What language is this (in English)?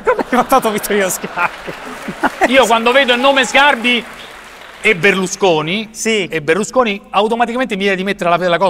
Italian